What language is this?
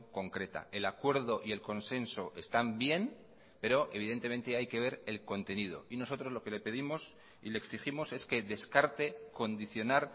Spanish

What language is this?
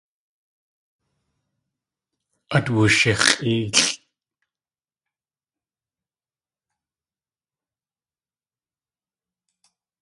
Tlingit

